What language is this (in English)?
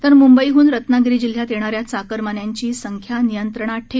Marathi